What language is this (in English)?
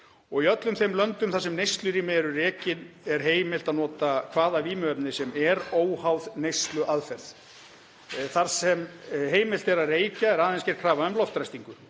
Icelandic